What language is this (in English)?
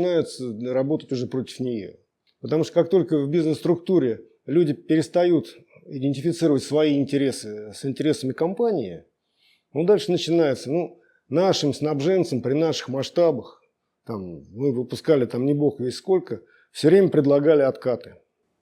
Russian